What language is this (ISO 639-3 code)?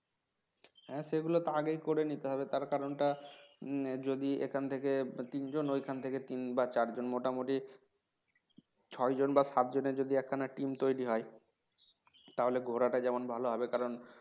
ben